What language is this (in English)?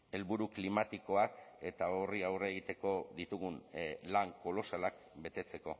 Basque